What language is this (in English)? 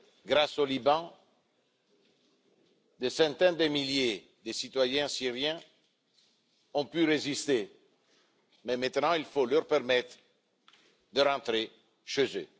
French